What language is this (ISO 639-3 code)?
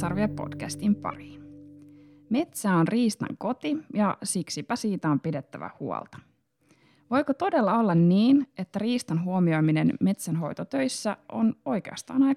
fin